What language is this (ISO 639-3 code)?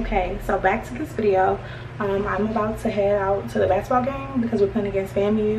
eng